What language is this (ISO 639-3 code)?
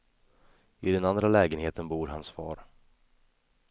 swe